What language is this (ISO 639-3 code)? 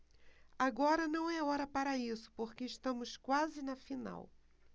por